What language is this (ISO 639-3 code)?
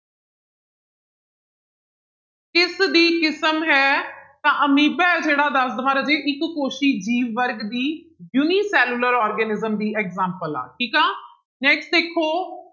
pan